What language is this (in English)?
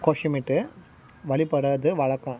Tamil